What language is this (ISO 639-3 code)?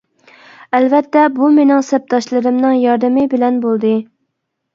uig